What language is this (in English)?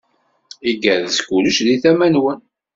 Kabyle